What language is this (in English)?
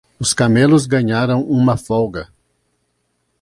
Portuguese